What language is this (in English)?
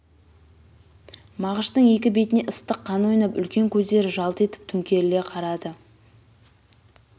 Kazakh